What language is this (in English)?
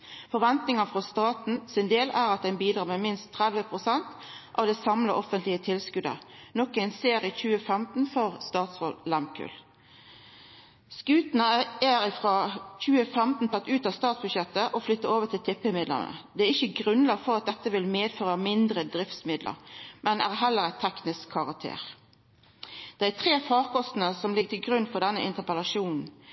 Norwegian Nynorsk